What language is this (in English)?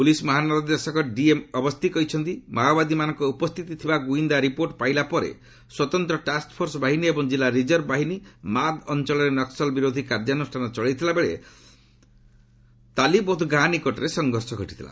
Odia